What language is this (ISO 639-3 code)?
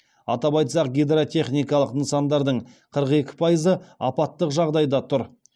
kaz